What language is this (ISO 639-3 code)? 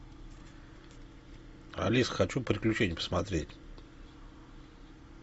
rus